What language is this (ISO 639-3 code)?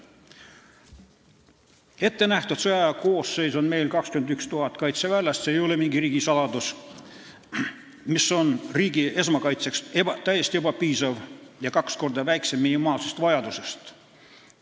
est